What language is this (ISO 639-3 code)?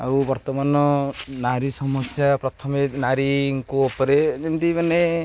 ori